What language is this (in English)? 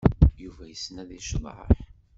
Kabyle